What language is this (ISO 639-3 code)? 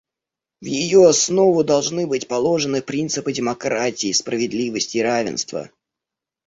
rus